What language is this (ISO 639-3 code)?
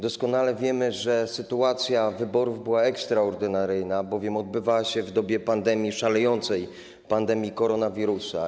pol